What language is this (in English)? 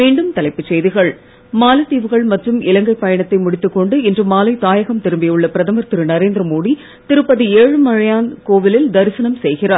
Tamil